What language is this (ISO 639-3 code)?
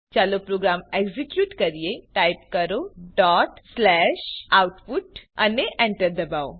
guj